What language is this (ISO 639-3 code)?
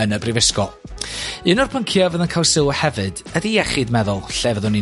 cym